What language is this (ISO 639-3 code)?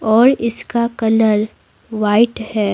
hin